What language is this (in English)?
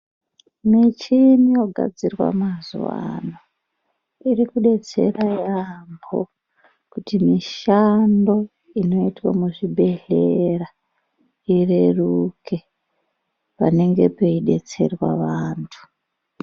Ndau